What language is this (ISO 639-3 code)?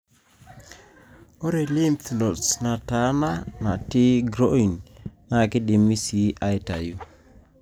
mas